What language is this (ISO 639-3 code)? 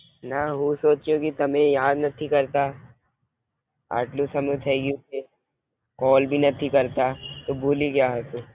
guj